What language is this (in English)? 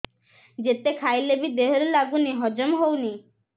Odia